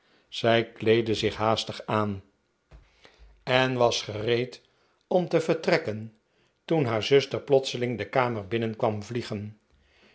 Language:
Dutch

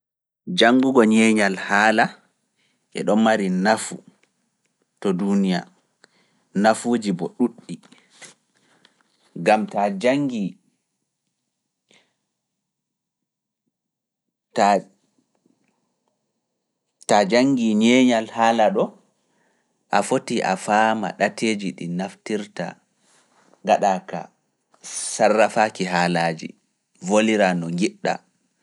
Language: Fula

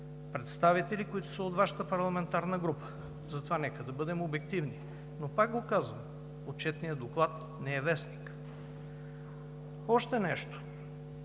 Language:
Bulgarian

